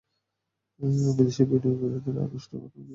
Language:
Bangla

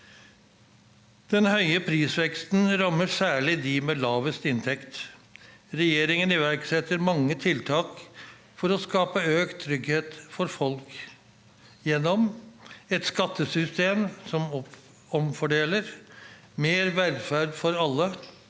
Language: Norwegian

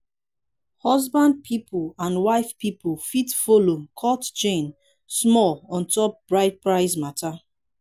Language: Nigerian Pidgin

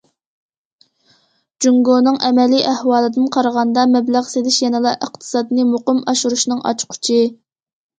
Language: Uyghur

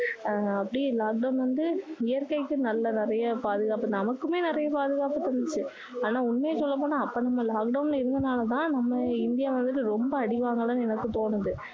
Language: Tamil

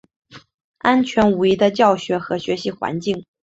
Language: Chinese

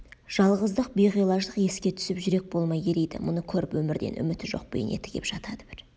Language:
Kazakh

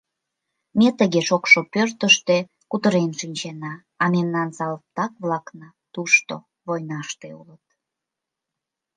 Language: Mari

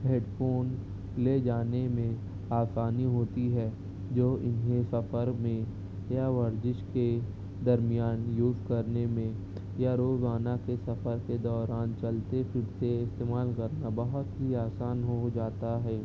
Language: Urdu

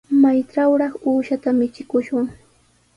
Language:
Sihuas Ancash Quechua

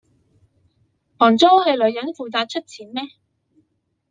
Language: Chinese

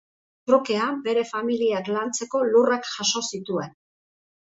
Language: Basque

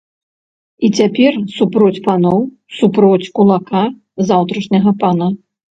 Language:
Belarusian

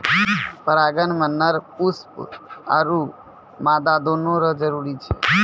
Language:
Maithili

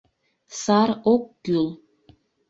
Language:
Mari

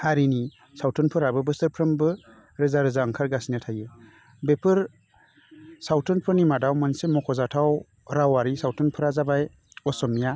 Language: Bodo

